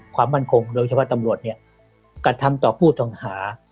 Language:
Thai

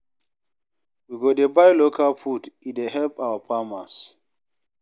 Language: Nigerian Pidgin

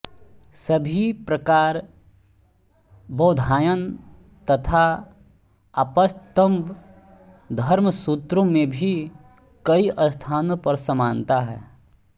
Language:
Hindi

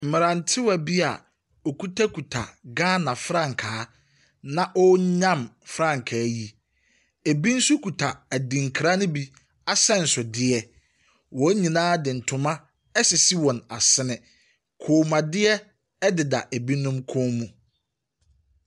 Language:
Akan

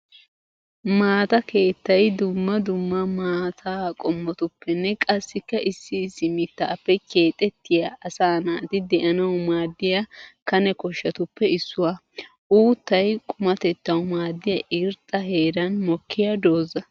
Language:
Wolaytta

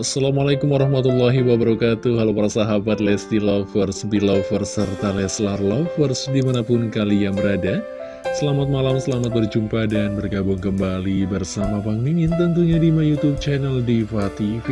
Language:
Indonesian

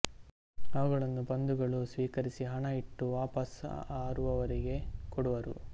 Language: Kannada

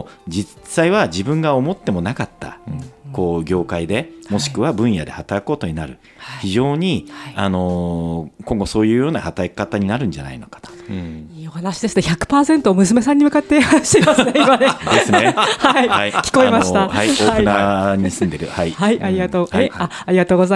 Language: Japanese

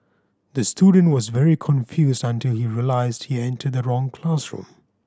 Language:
English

